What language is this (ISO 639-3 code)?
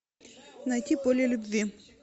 rus